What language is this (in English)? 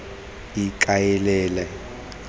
Tswana